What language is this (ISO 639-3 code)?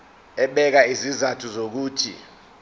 zul